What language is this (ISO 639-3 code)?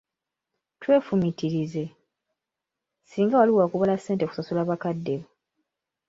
lug